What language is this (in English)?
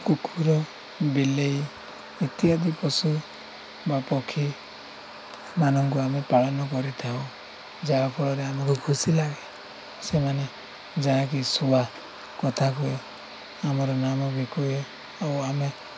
Odia